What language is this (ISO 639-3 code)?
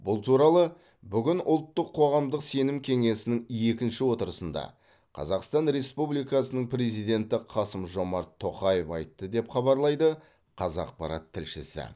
kaz